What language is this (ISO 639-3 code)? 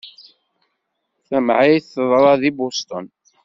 kab